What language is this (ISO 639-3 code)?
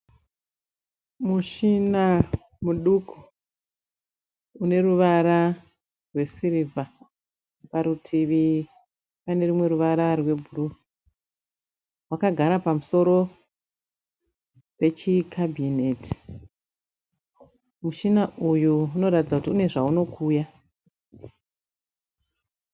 sna